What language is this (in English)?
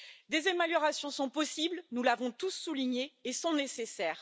French